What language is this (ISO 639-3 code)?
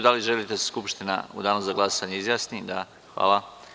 srp